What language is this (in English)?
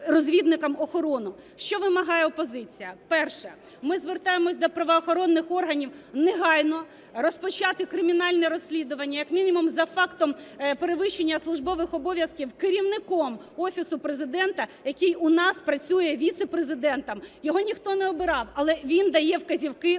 Ukrainian